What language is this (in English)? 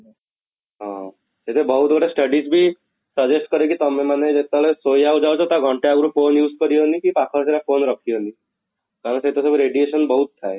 Odia